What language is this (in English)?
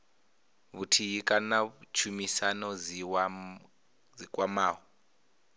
Venda